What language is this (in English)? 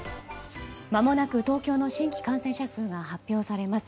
Japanese